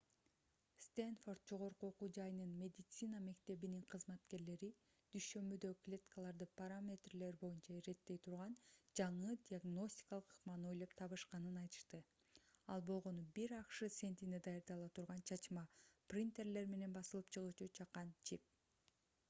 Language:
Kyrgyz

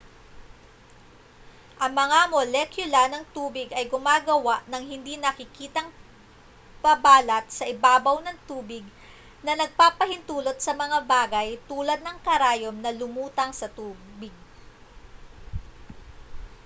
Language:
Filipino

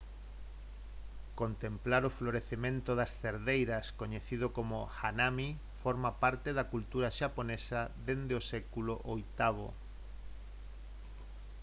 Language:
Galician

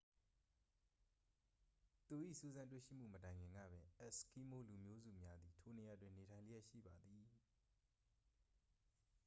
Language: Burmese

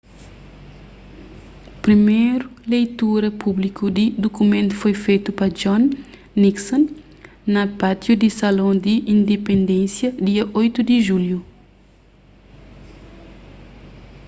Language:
Kabuverdianu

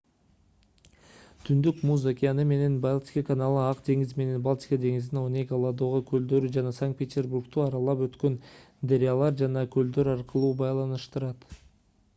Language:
Kyrgyz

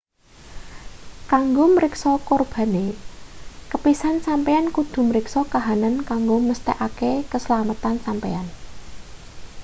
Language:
Javanese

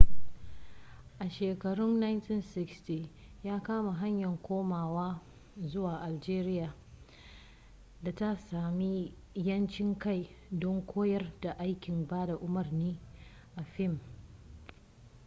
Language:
Hausa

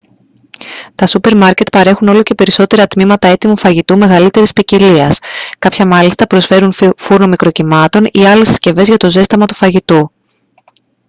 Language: Greek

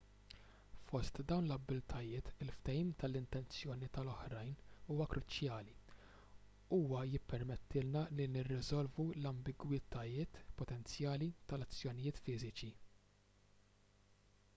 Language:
Maltese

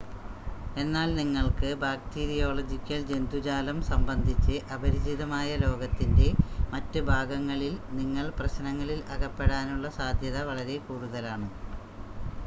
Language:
Malayalam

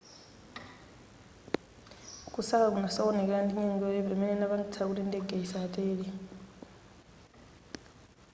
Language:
Nyanja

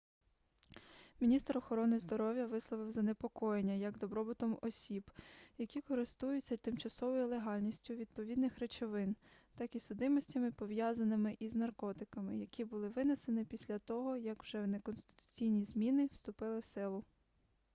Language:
Ukrainian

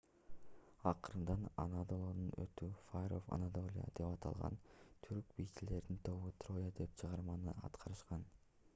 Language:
Kyrgyz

